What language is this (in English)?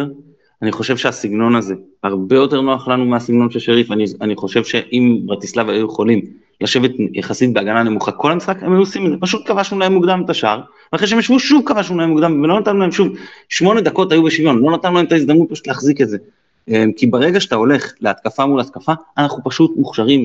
Hebrew